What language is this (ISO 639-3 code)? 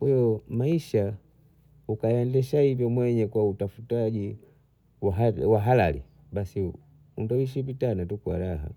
bou